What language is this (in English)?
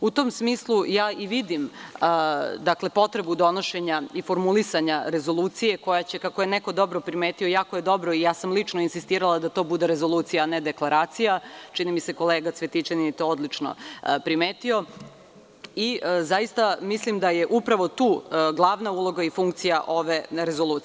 Serbian